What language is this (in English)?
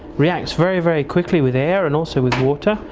English